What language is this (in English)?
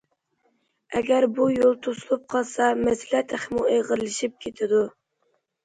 Uyghur